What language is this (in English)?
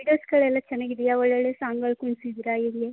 Kannada